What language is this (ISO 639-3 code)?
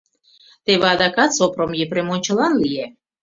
chm